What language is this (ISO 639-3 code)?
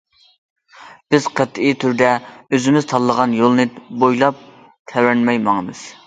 uig